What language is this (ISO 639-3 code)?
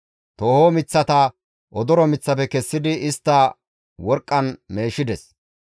gmv